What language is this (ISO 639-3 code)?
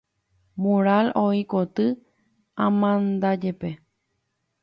grn